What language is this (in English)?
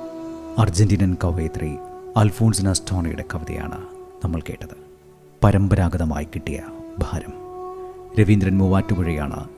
Malayalam